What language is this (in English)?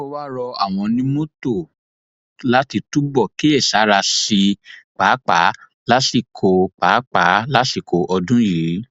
Yoruba